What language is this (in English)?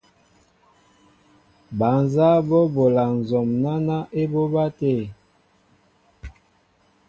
Mbo (Cameroon)